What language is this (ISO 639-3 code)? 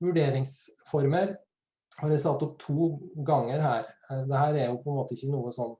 nor